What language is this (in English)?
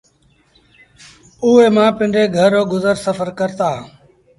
Sindhi Bhil